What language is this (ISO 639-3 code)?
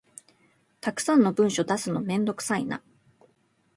jpn